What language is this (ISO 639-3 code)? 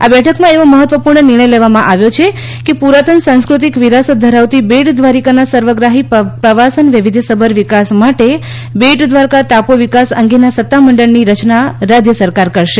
guj